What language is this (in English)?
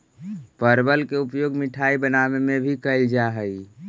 Magahi